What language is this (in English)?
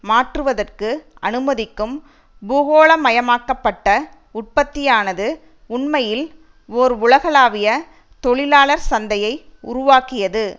Tamil